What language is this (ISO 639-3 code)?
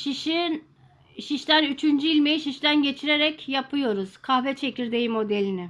tur